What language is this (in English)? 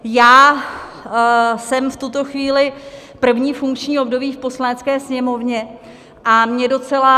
Czech